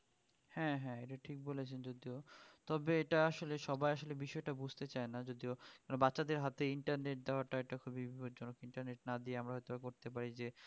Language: Bangla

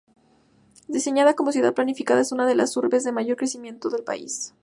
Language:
Spanish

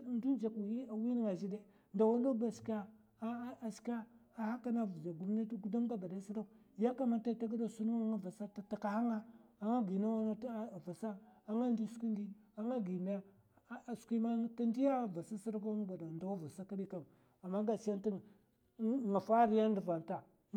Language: Mafa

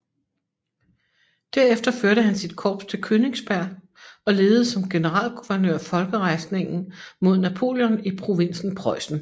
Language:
Danish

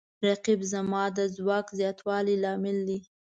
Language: Pashto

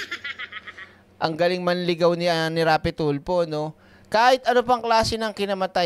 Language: Filipino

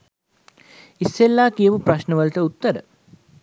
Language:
Sinhala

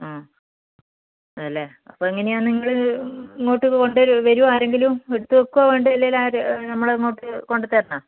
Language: Malayalam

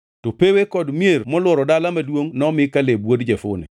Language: Luo (Kenya and Tanzania)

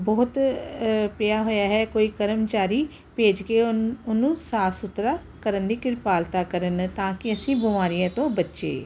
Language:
Punjabi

